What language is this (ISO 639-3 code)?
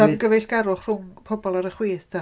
cym